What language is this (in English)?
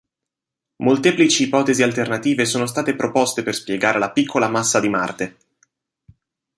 Italian